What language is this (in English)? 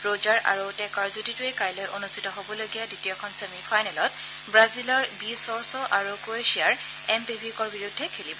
Assamese